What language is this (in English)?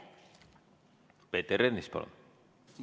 Estonian